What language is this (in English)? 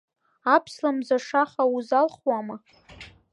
Abkhazian